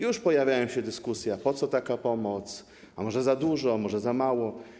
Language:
Polish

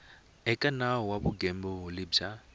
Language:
Tsonga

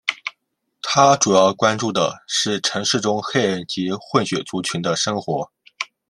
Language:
Chinese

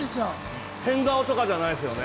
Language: Japanese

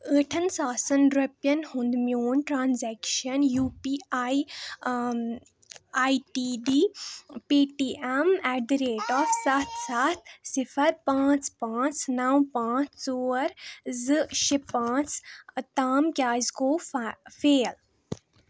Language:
Kashmiri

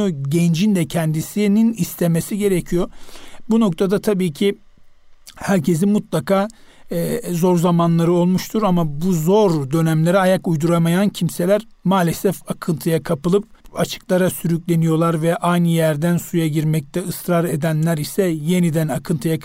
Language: Turkish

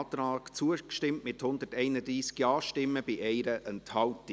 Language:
Swiss German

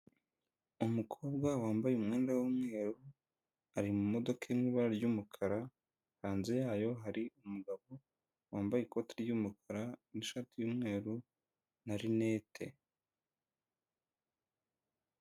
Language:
Kinyarwanda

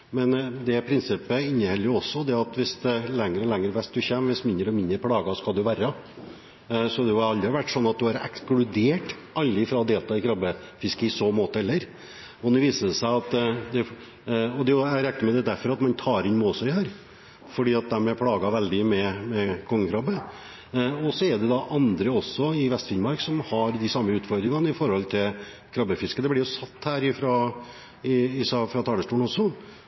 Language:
Norwegian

